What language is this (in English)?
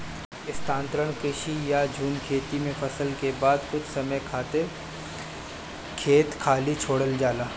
Bhojpuri